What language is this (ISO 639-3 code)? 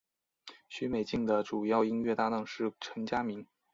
zho